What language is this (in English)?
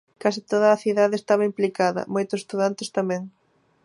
Galician